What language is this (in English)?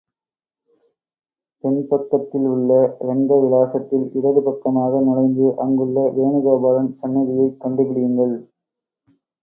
Tamil